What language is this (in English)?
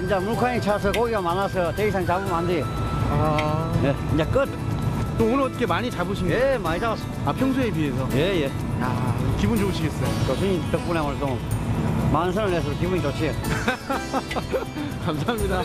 Korean